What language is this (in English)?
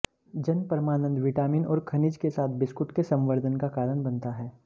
Hindi